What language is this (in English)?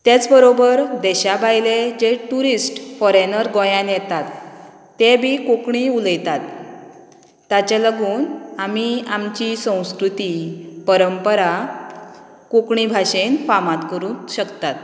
Konkani